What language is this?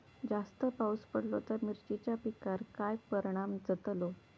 Marathi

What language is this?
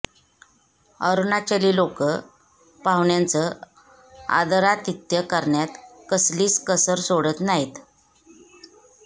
Marathi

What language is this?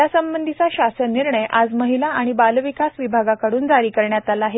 Marathi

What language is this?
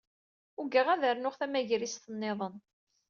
Kabyle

